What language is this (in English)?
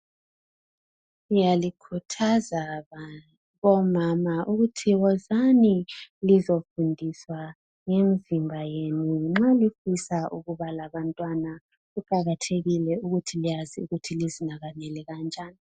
North Ndebele